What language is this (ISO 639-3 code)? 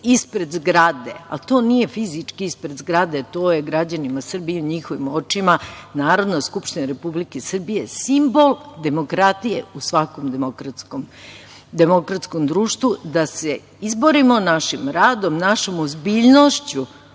srp